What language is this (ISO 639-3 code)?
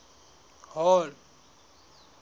sot